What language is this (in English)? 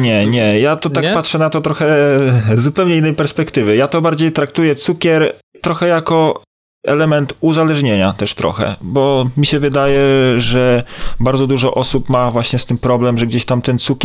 Polish